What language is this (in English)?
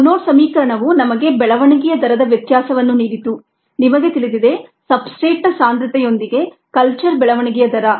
Kannada